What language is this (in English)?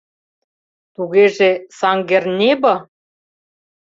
Mari